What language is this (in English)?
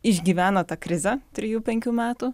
Lithuanian